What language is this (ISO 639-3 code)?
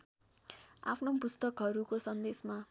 nep